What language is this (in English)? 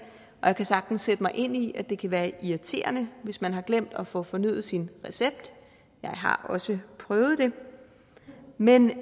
Danish